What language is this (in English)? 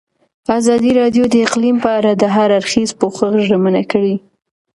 Pashto